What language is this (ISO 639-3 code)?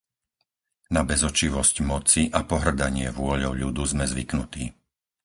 slk